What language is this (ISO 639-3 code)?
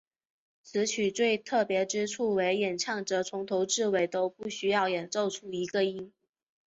zho